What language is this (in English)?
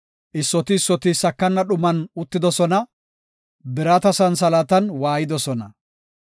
Gofa